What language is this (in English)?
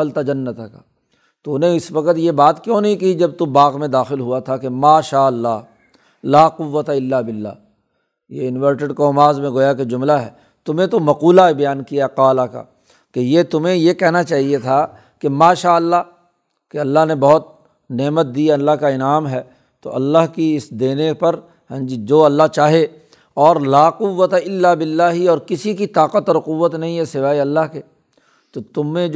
Urdu